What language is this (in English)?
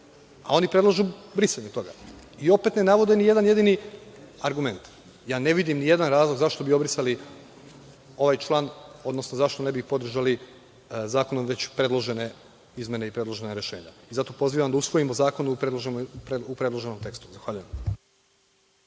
Serbian